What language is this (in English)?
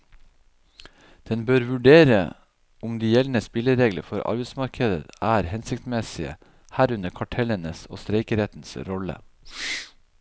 Norwegian